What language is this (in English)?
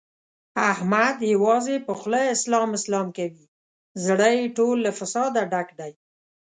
Pashto